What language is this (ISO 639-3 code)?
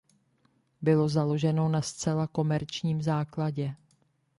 ces